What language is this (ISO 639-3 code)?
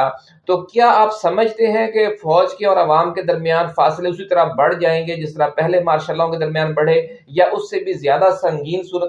urd